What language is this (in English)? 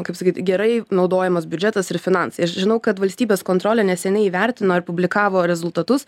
Lithuanian